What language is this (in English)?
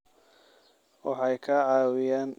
Somali